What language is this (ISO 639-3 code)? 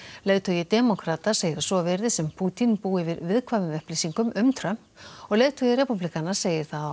isl